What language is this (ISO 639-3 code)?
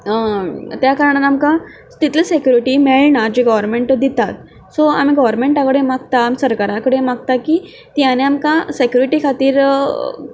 kok